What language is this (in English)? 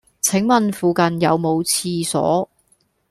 Cantonese